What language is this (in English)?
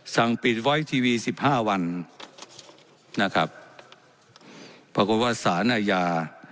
Thai